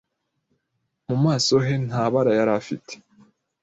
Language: Kinyarwanda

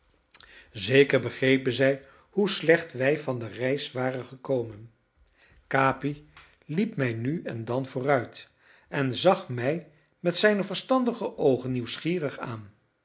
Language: Dutch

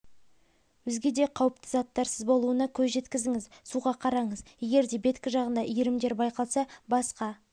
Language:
Kazakh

